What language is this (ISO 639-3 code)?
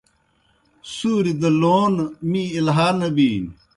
plk